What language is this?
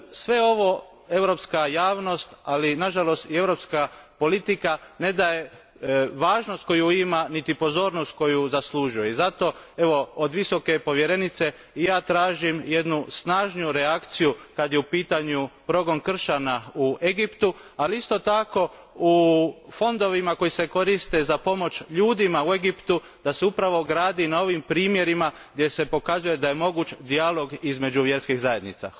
Croatian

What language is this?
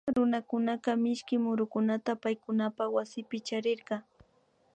Imbabura Highland Quichua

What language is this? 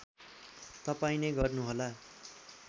Nepali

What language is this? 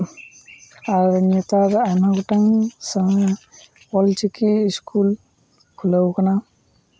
Santali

